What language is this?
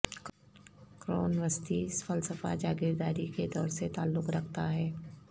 Urdu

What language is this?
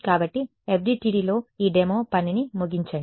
Telugu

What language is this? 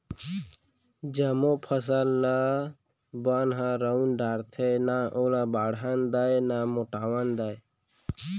Chhattisgarhi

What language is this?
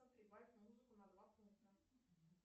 Russian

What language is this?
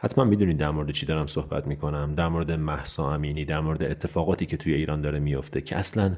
Persian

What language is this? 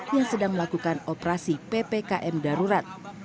Indonesian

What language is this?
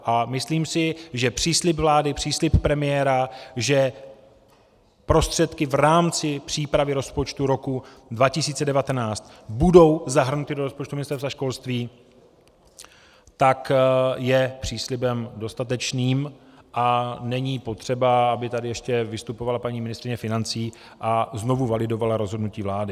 Czech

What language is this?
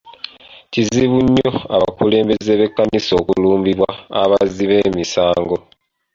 Ganda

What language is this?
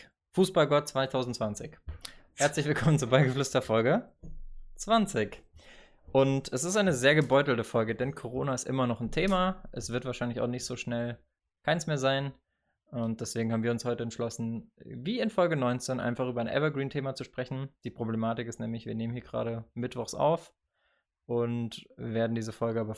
German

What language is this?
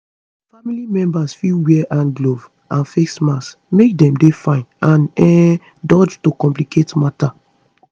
Nigerian Pidgin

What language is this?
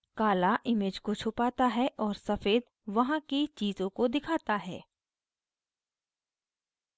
Hindi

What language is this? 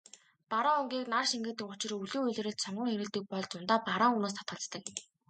Mongolian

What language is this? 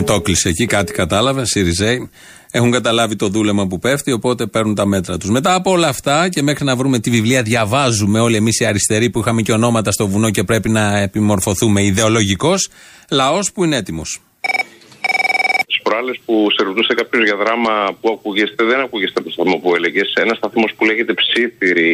Greek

